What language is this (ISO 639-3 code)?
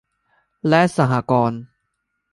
tha